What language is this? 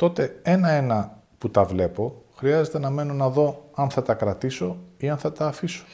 Greek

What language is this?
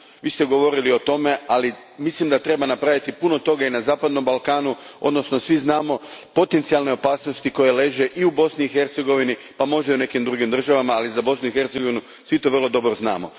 Croatian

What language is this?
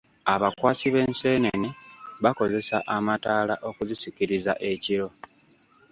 Ganda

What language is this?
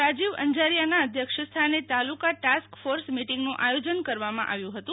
Gujarati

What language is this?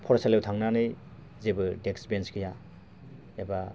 Bodo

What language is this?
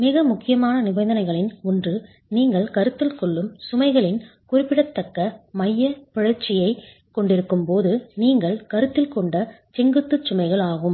Tamil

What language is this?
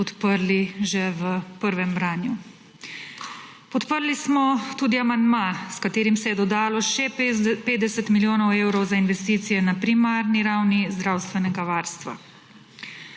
Slovenian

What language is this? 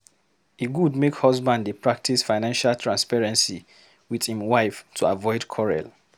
Nigerian Pidgin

